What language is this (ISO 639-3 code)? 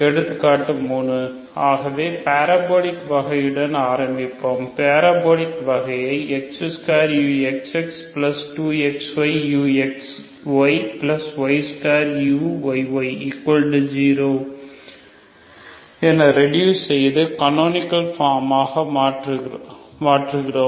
tam